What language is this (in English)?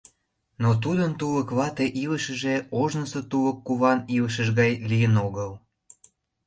Mari